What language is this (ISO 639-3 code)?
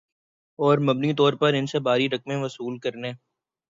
urd